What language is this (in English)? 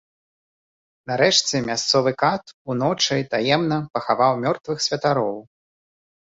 Belarusian